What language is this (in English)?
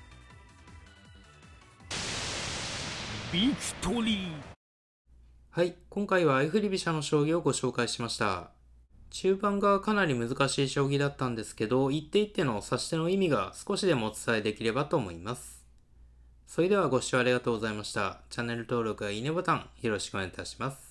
Japanese